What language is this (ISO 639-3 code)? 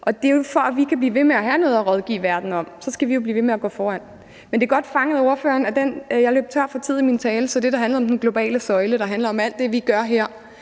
dan